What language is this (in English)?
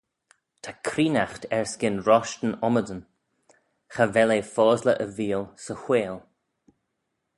Manx